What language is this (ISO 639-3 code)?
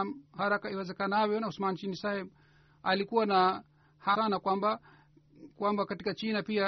swa